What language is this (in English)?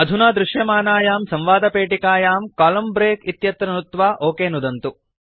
Sanskrit